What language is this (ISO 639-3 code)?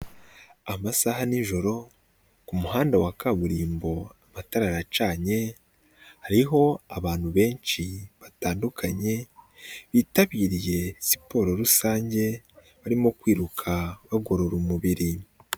kin